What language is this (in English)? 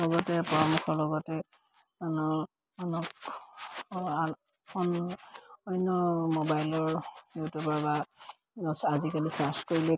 Assamese